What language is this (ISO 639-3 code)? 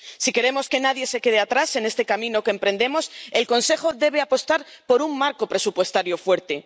spa